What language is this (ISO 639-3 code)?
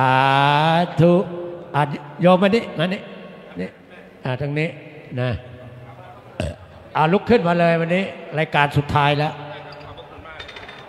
tha